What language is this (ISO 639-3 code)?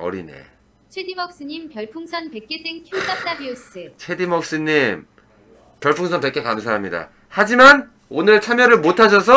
kor